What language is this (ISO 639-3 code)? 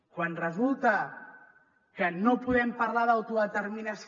cat